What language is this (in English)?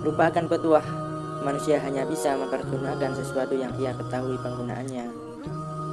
Indonesian